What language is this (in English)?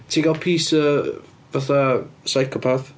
Welsh